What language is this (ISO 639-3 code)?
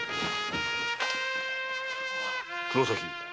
jpn